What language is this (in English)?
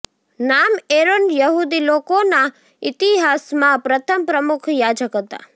Gujarati